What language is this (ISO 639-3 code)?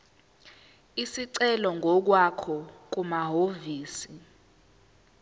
zul